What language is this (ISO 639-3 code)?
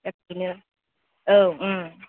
brx